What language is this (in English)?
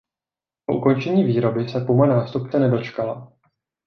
Czech